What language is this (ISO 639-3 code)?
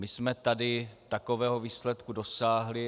ces